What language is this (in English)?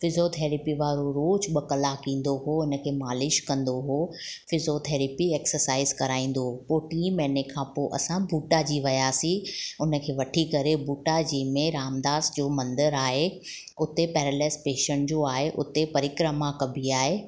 Sindhi